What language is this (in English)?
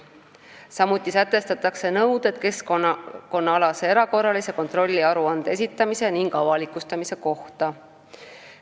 Estonian